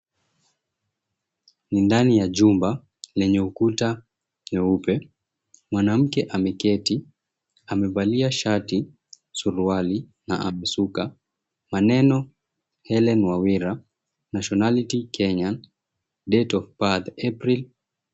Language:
Swahili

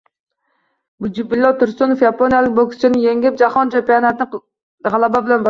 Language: Uzbek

